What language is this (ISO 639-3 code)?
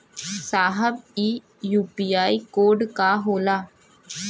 bho